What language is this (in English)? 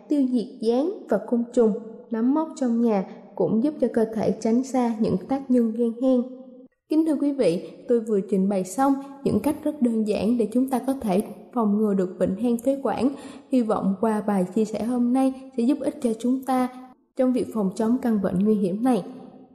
Vietnamese